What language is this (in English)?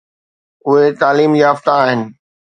Sindhi